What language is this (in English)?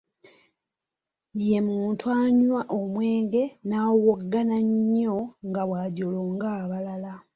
Ganda